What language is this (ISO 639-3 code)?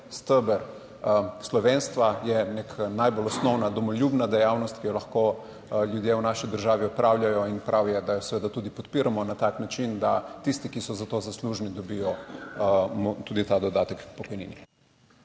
slv